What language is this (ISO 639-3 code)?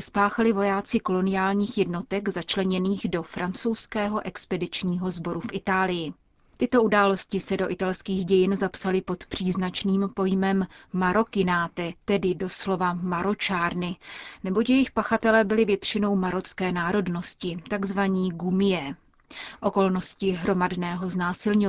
ces